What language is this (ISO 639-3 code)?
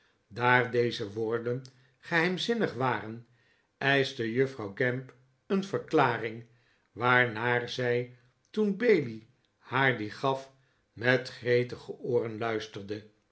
nld